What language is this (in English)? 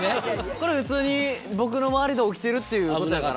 Japanese